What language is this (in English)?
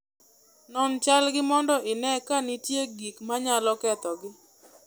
Luo (Kenya and Tanzania)